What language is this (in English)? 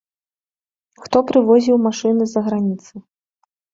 Belarusian